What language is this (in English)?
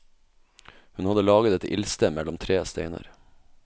Norwegian